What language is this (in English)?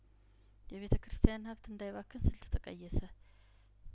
Amharic